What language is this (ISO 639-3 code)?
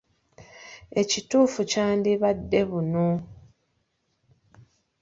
lug